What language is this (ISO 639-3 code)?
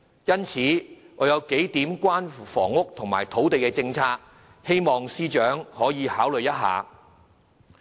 yue